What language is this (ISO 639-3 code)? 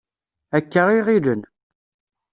kab